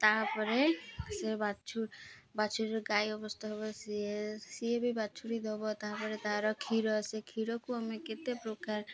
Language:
Odia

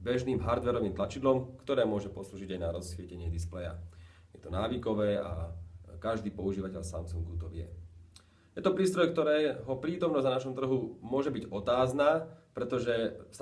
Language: Slovak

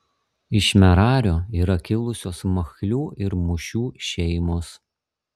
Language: Lithuanian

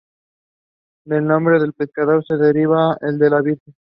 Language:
Spanish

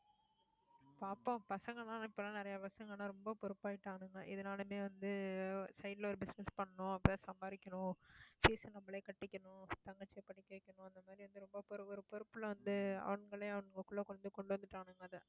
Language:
Tamil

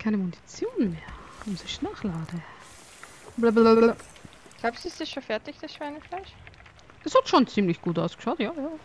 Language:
German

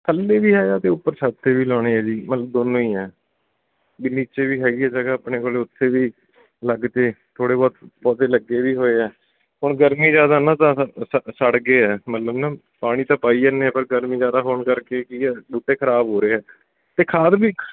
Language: Punjabi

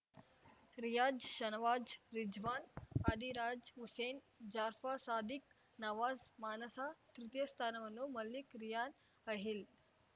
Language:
Kannada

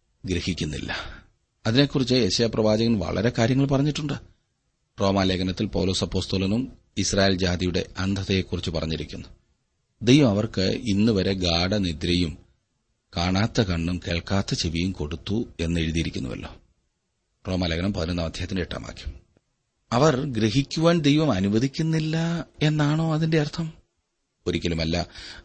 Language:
Malayalam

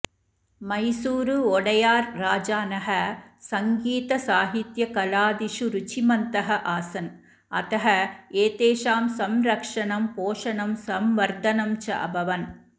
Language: Sanskrit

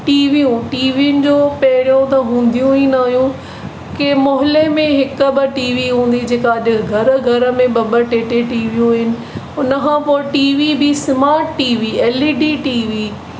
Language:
Sindhi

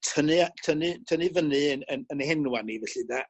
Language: Welsh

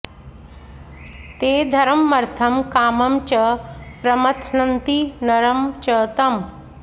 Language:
Sanskrit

